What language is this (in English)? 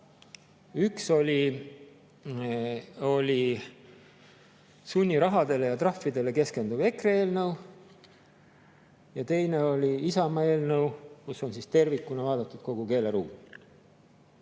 Estonian